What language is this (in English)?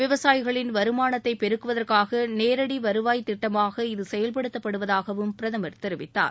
Tamil